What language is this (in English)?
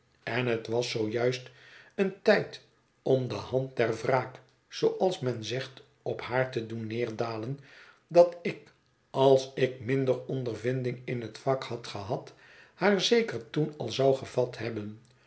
Dutch